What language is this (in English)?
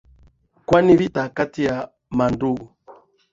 Swahili